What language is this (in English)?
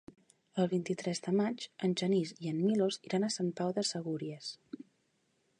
Catalan